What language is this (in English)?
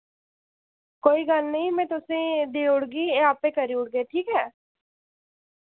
Dogri